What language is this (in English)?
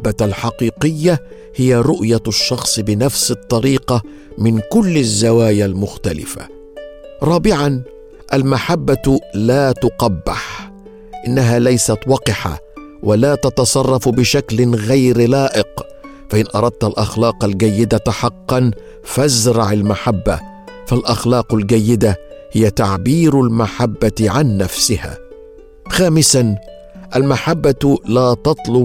Arabic